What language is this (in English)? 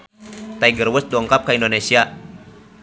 Sundanese